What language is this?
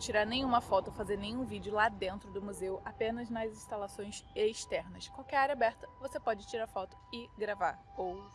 Portuguese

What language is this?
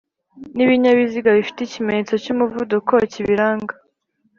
Kinyarwanda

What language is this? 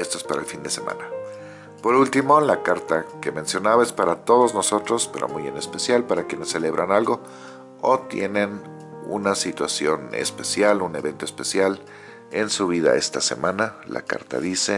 Spanish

